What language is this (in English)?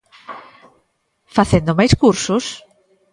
Galician